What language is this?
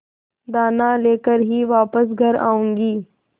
Hindi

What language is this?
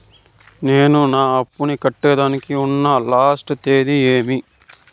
Telugu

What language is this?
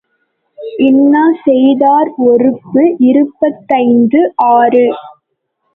Tamil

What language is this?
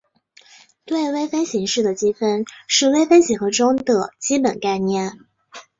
Chinese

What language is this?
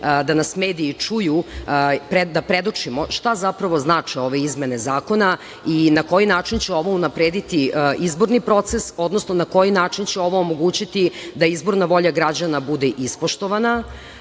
Serbian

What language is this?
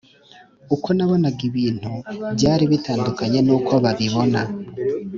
Kinyarwanda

